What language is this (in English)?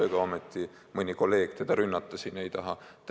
Estonian